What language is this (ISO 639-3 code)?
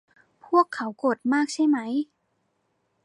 tha